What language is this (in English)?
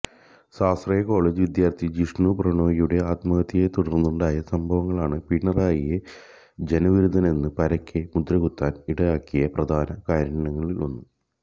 Malayalam